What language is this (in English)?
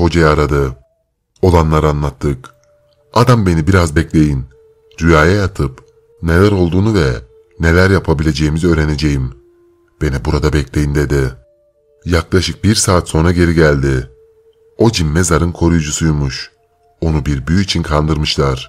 Turkish